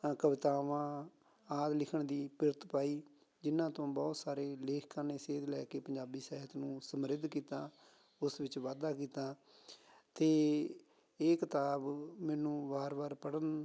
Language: Punjabi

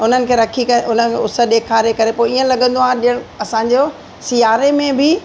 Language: Sindhi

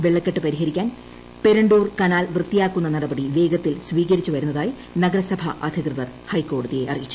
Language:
Malayalam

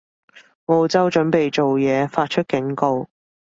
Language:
Cantonese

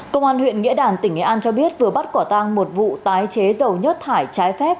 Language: Vietnamese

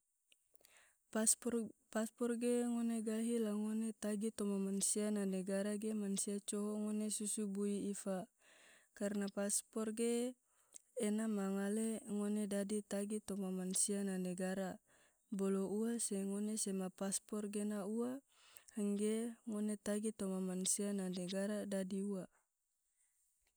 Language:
Tidore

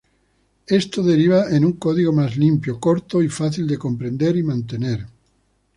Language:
Spanish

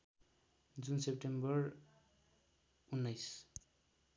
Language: Nepali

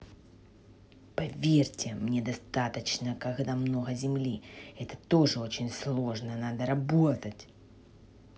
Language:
Russian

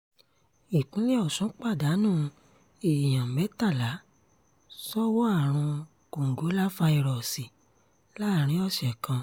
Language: Yoruba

